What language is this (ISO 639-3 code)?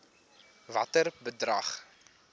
afr